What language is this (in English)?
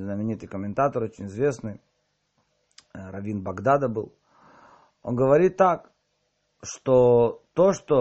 Russian